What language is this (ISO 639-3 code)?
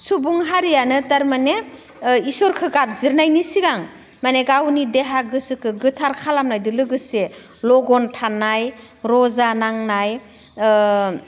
brx